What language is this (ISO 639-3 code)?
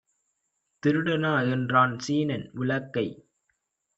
tam